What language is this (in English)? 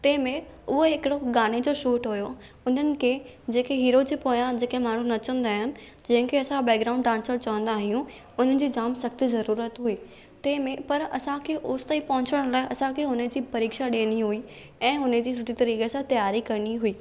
Sindhi